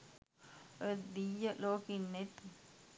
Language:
Sinhala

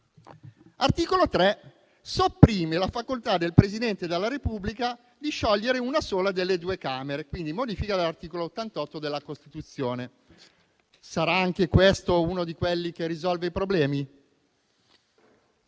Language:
Italian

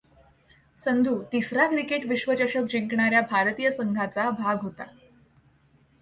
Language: Marathi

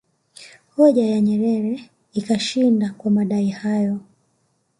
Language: Swahili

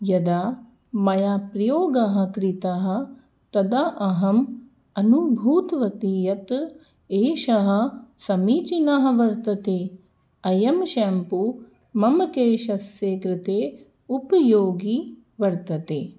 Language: Sanskrit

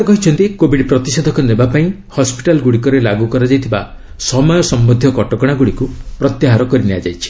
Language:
Odia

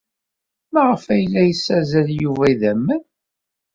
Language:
Kabyle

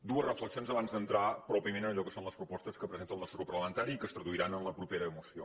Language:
Catalan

